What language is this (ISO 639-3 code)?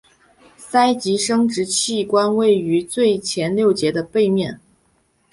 zho